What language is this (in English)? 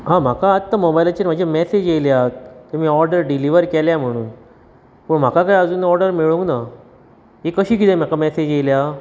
Konkani